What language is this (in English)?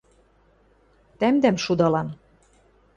Western Mari